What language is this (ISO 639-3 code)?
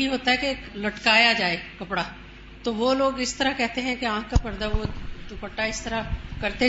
urd